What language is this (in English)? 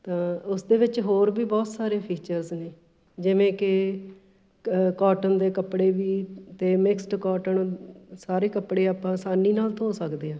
Punjabi